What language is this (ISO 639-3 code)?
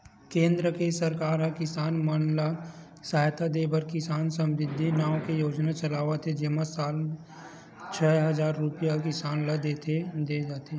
hne